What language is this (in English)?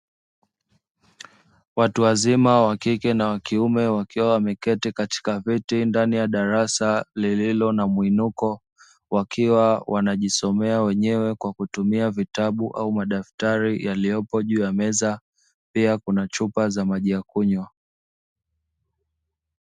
Swahili